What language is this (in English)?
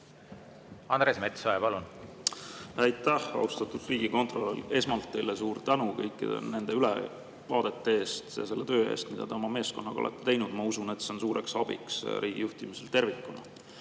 Estonian